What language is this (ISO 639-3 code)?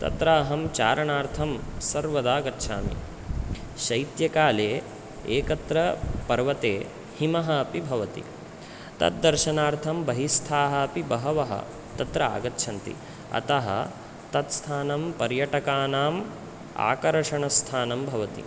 san